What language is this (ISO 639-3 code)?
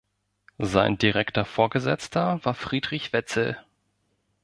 deu